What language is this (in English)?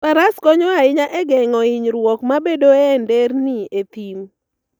Luo (Kenya and Tanzania)